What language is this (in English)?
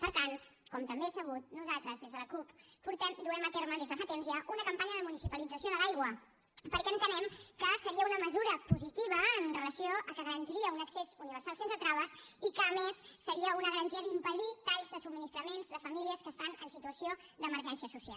Catalan